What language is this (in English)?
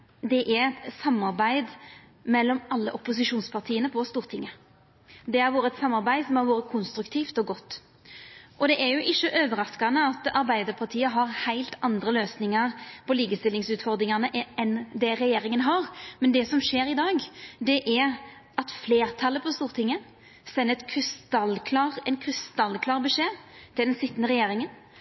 Norwegian Nynorsk